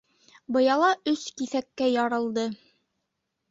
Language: Bashkir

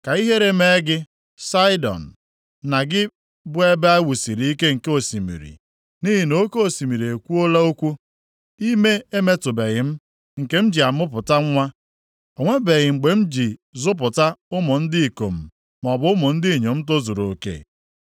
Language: Igbo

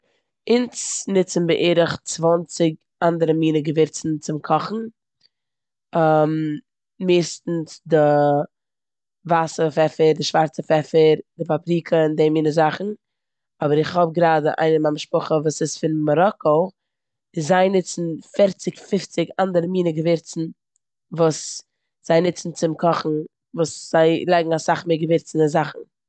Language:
Yiddish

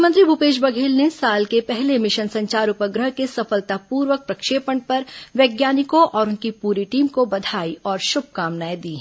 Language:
Hindi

